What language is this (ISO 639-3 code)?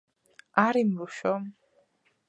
kat